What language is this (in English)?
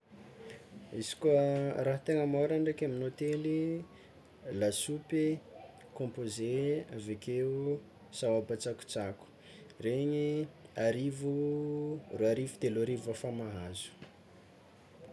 Tsimihety Malagasy